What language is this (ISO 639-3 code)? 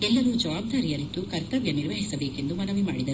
kan